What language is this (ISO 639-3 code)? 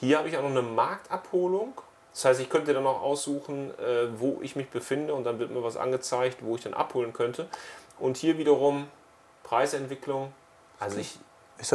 deu